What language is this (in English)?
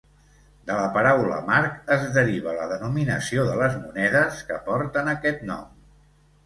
Catalan